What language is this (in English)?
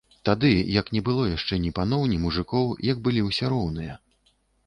Belarusian